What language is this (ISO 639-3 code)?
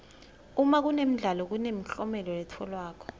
ssw